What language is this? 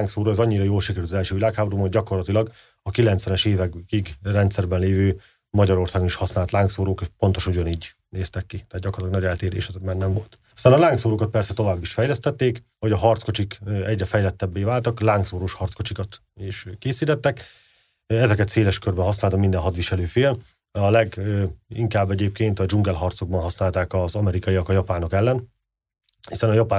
Hungarian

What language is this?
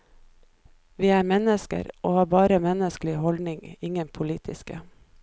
Norwegian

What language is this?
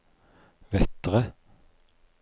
Norwegian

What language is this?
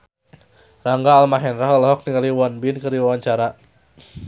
Sundanese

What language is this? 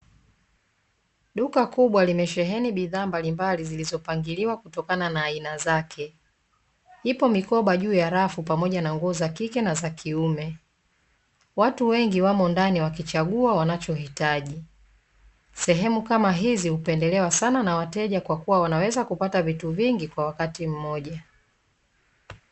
Swahili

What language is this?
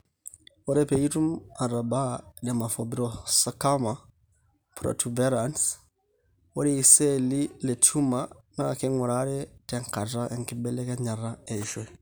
Masai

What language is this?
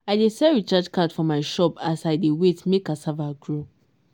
Nigerian Pidgin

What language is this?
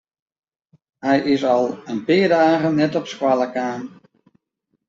Western Frisian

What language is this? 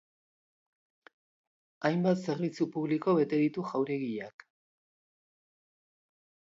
Basque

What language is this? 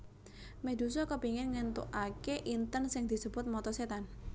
Javanese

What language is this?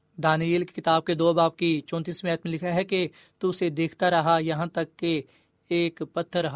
Urdu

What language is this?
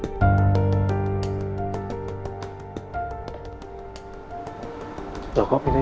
Indonesian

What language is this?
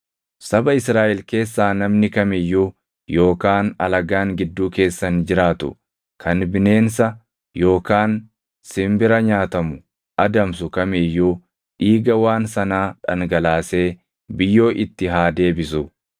Oromo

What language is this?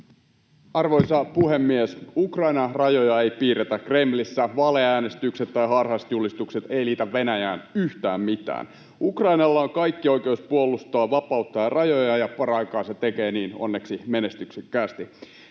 Finnish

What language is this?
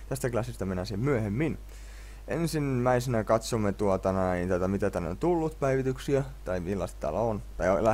Finnish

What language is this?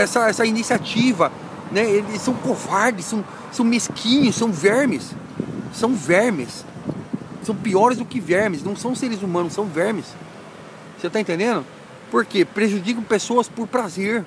Portuguese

